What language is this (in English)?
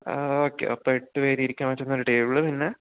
Malayalam